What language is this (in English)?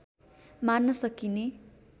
Nepali